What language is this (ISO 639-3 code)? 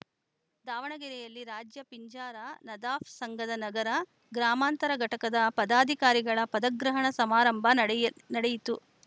kan